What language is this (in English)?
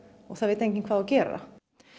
Icelandic